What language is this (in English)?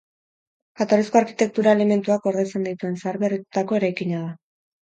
Basque